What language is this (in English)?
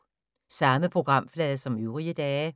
Danish